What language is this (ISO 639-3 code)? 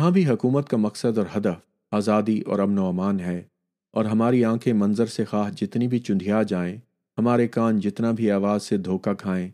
urd